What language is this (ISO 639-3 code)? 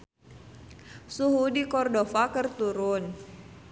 sun